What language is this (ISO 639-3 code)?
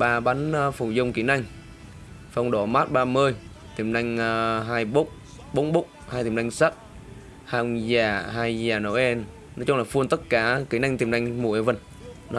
vie